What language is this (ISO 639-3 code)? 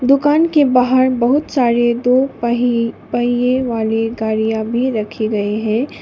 hin